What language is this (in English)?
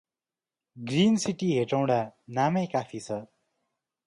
Nepali